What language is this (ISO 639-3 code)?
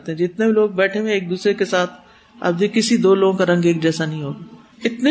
urd